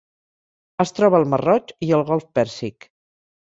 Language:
Catalan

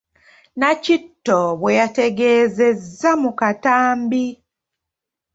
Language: Ganda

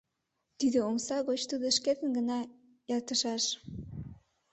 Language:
Mari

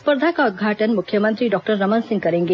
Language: Hindi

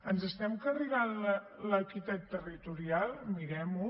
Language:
Catalan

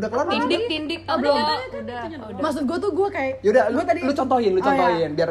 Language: Indonesian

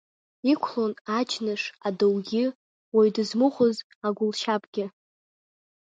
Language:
Abkhazian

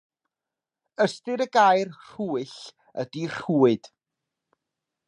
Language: Welsh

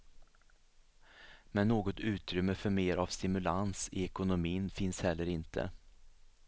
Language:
Swedish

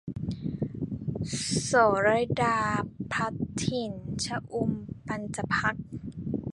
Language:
Thai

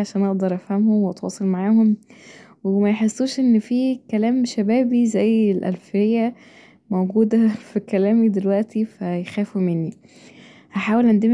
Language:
Egyptian Arabic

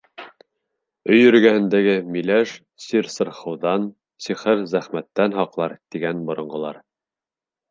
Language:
Bashkir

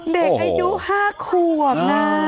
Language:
Thai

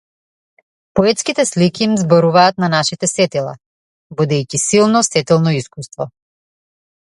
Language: Macedonian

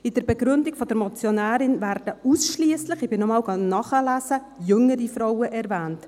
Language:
Swiss German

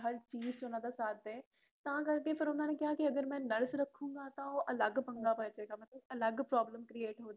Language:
Punjabi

